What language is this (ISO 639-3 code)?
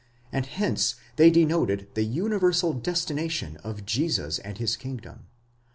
eng